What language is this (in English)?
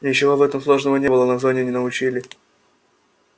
Russian